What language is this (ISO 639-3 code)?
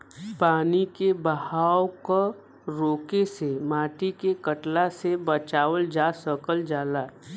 bho